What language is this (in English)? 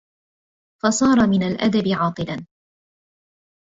Arabic